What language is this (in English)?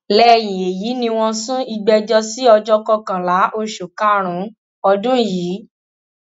Yoruba